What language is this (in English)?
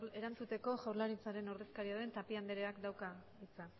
Basque